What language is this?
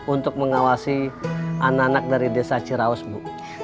Indonesian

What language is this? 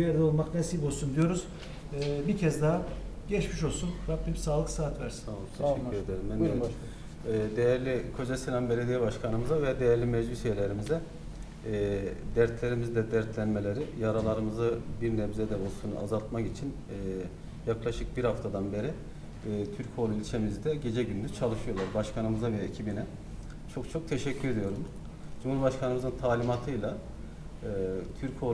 Turkish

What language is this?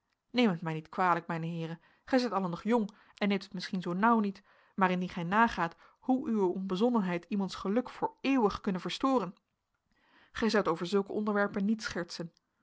Dutch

